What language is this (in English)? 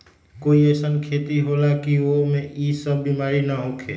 Magahi